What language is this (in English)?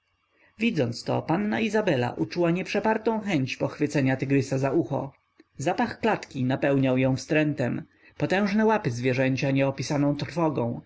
Polish